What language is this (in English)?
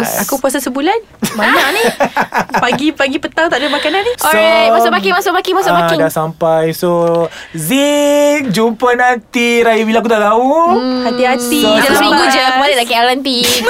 Malay